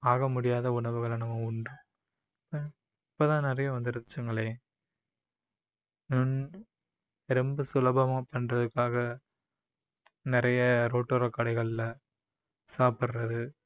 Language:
Tamil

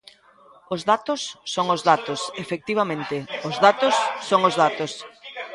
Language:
Galician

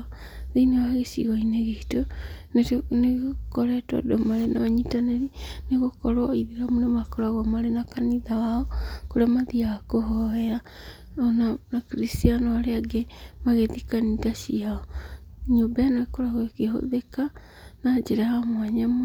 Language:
Kikuyu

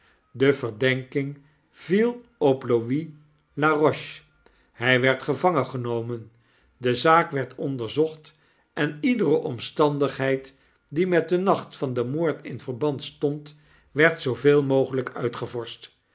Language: Dutch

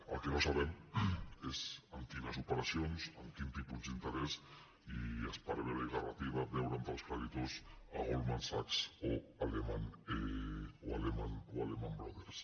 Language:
Catalan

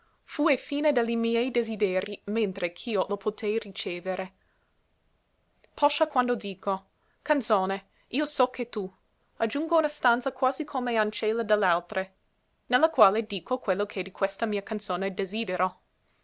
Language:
Italian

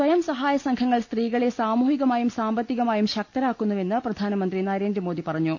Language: Malayalam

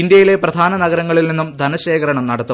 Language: Malayalam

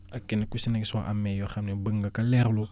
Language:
Wolof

